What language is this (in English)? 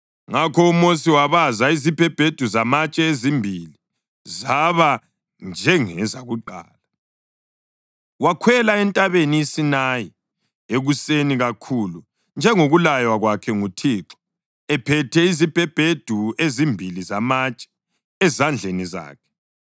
North Ndebele